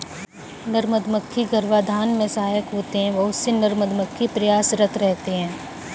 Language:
Hindi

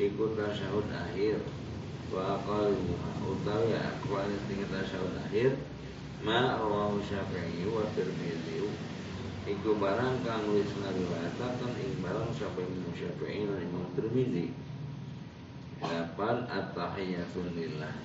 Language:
Indonesian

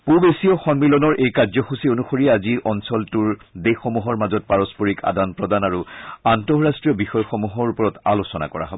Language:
Assamese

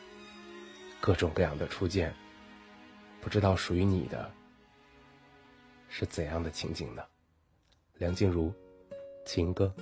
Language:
Chinese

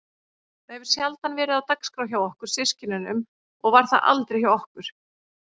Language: Icelandic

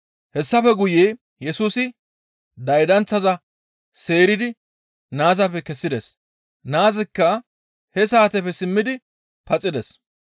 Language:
Gamo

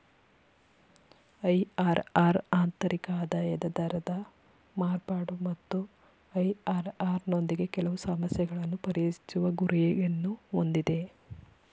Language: Kannada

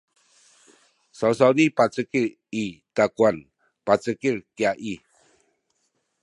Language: Sakizaya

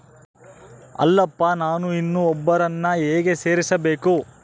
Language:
Kannada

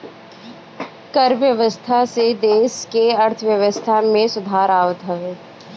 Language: Bhojpuri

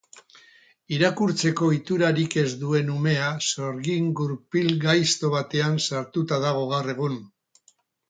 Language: Basque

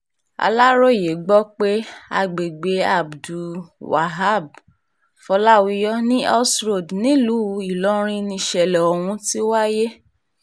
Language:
Yoruba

